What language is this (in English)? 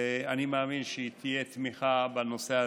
Hebrew